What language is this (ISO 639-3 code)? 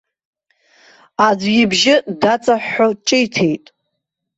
abk